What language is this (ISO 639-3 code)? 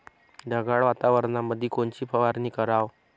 mar